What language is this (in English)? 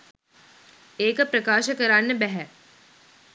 Sinhala